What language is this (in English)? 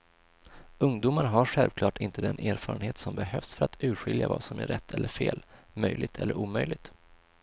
Swedish